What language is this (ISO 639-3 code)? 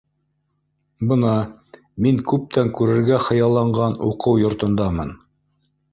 bak